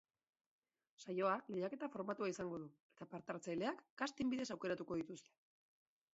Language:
Basque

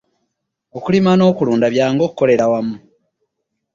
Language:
Ganda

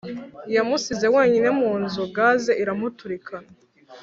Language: Kinyarwanda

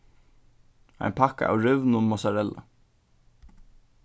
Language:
Faroese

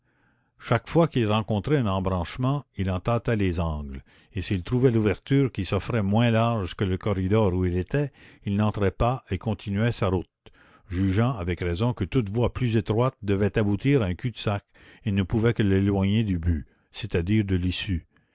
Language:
French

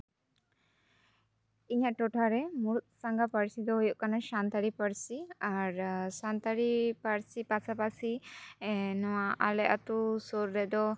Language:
Santali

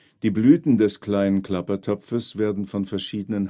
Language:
German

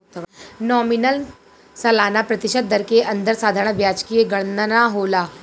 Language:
Bhojpuri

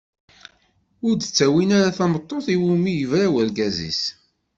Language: Kabyle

